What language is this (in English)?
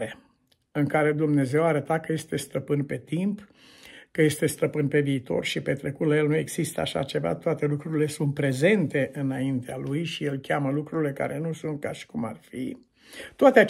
Romanian